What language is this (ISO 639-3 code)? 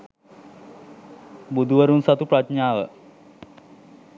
sin